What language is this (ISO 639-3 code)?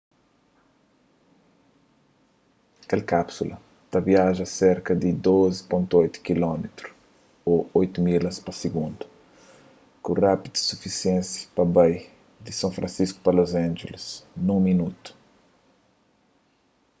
kea